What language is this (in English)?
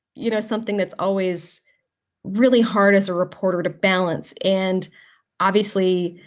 English